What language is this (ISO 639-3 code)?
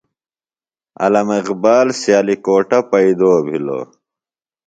phl